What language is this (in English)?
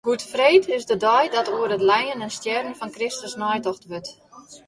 Western Frisian